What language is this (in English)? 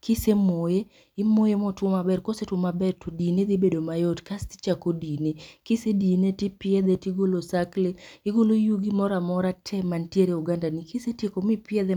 Luo (Kenya and Tanzania)